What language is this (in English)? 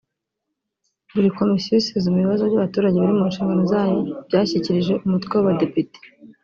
Kinyarwanda